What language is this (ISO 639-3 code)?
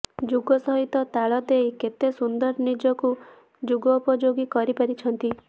ori